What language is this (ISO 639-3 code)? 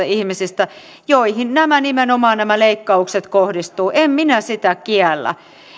fin